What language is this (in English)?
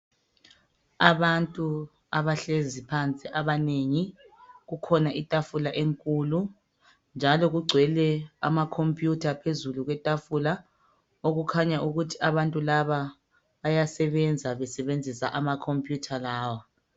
North Ndebele